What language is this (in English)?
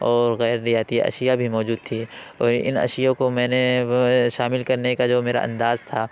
Urdu